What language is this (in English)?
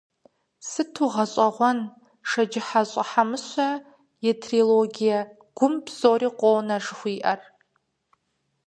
Kabardian